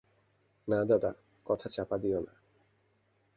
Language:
Bangla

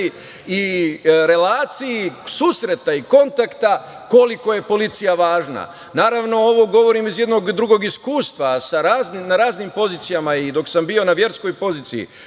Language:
Serbian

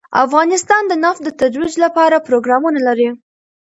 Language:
Pashto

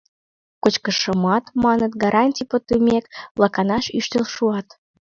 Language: Mari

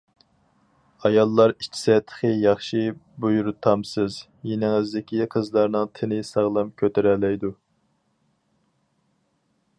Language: Uyghur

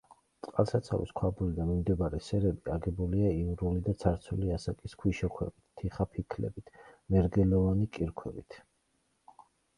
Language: Georgian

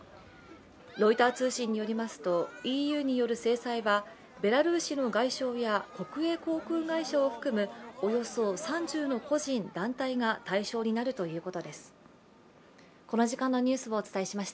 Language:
Japanese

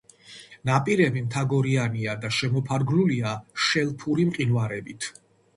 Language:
Georgian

